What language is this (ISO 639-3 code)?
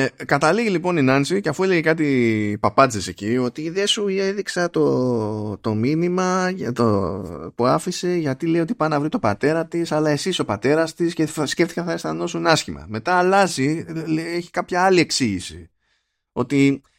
ell